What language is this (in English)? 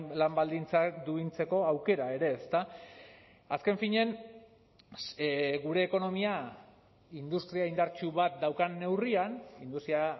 Basque